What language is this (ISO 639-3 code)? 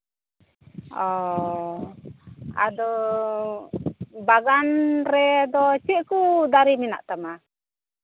sat